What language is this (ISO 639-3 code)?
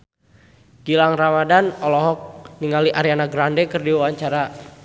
sun